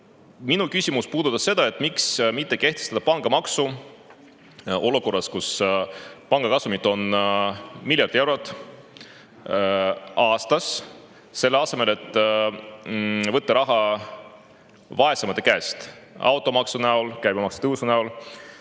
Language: Estonian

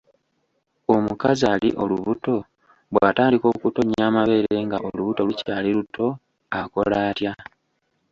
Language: Ganda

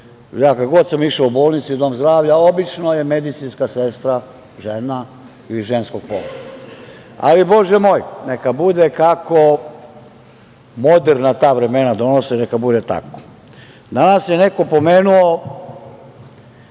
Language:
Serbian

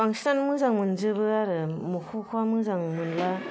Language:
Bodo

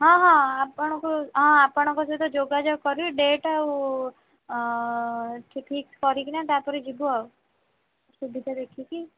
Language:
Odia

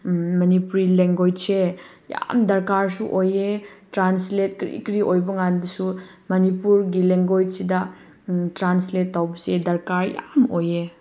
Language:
Manipuri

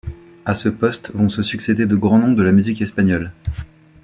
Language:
French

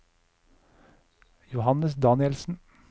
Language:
Norwegian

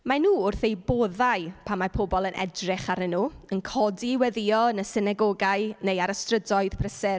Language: Welsh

